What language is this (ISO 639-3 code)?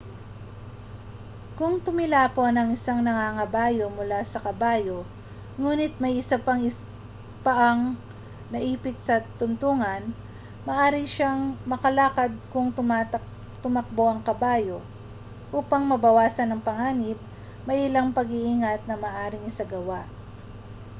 fil